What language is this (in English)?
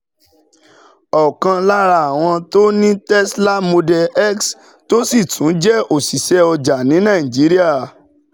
Yoruba